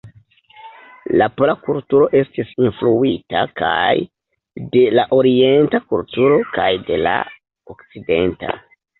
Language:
Esperanto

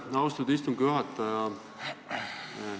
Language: Estonian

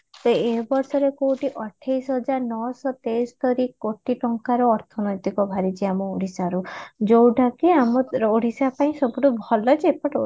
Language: Odia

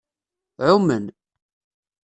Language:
Kabyle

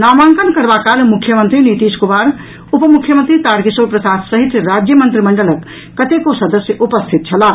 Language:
Maithili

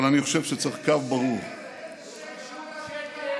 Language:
Hebrew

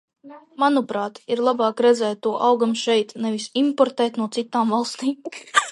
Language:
Latvian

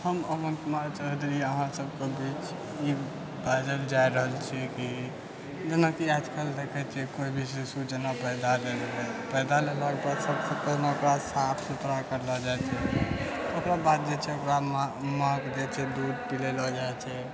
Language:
Maithili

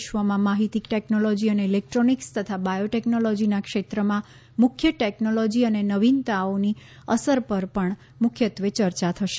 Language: Gujarati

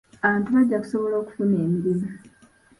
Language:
Ganda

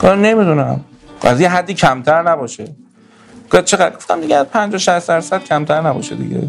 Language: Persian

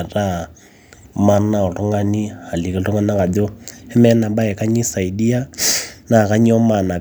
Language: Masai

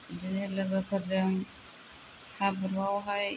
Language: Bodo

